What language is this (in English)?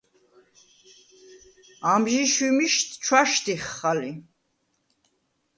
Svan